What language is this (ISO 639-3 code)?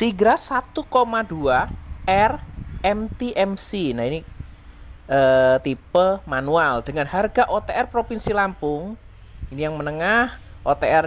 ind